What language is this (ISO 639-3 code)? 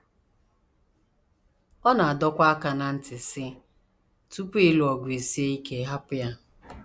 ibo